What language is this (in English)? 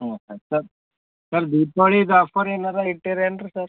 Kannada